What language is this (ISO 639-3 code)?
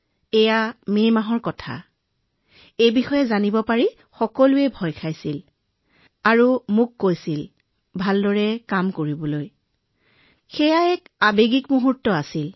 asm